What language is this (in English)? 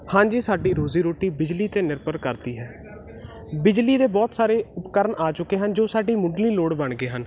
Punjabi